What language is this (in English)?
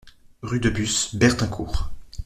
French